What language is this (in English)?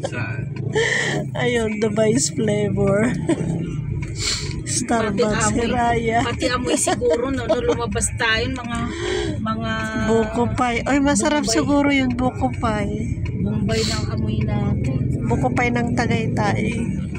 Filipino